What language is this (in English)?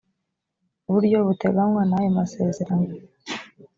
Kinyarwanda